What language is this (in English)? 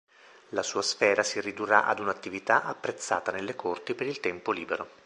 Italian